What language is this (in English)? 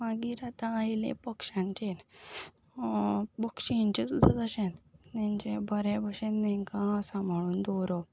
Konkani